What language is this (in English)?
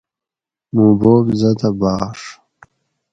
Gawri